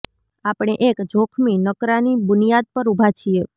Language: Gujarati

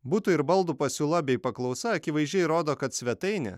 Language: Lithuanian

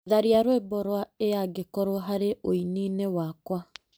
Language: Kikuyu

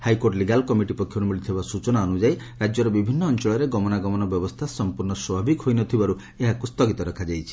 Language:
Odia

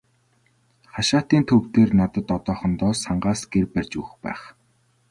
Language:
Mongolian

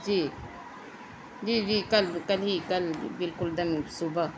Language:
Urdu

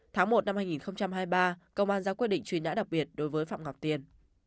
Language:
Vietnamese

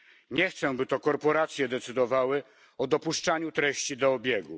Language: Polish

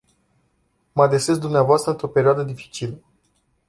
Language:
Romanian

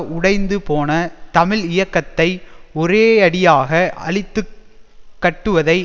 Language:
Tamil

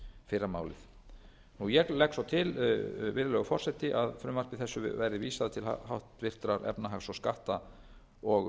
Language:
Icelandic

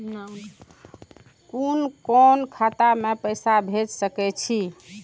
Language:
Maithili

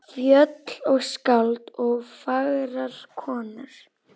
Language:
Icelandic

